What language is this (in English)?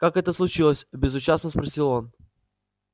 Russian